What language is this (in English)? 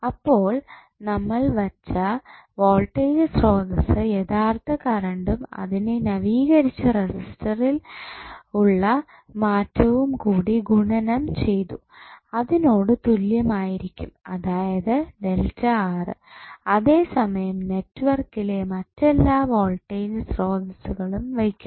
Malayalam